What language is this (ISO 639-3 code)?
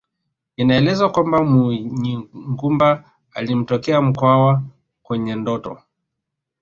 swa